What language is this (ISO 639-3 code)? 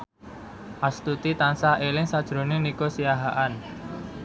jav